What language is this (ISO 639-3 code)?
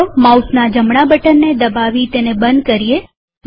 guj